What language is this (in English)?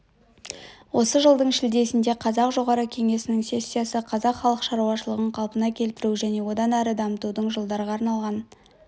Kazakh